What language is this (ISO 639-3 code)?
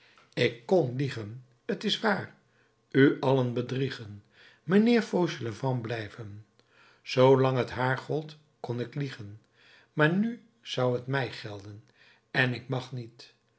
nld